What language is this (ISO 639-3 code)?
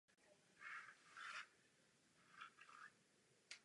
ces